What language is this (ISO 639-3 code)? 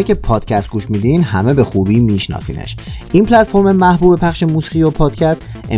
fas